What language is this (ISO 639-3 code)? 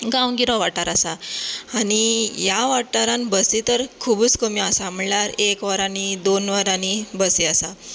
kok